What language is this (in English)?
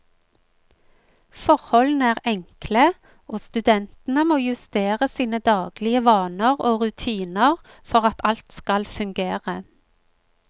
Norwegian